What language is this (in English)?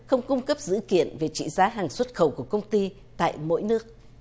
Vietnamese